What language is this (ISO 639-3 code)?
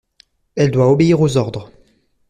fra